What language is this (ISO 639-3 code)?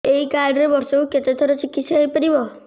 ori